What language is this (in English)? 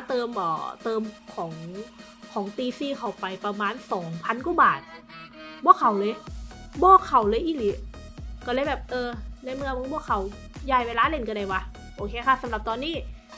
Thai